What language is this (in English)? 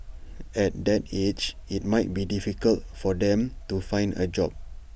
English